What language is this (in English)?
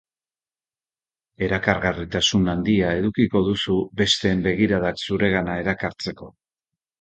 Basque